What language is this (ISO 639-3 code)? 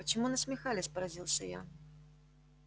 rus